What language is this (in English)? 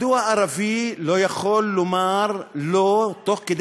Hebrew